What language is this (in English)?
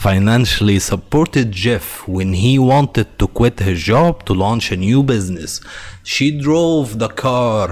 Arabic